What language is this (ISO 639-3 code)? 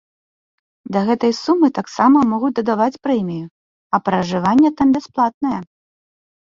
bel